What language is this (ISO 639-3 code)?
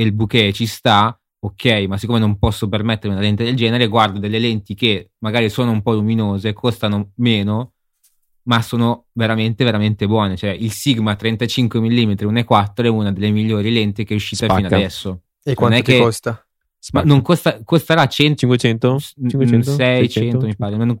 ita